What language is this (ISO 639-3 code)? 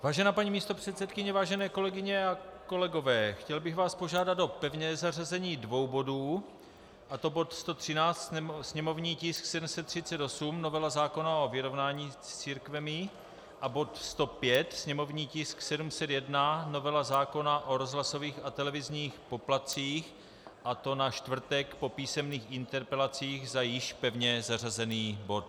ces